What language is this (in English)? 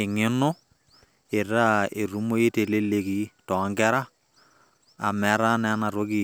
Masai